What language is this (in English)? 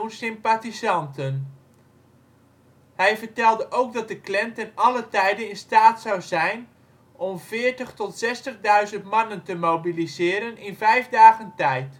Dutch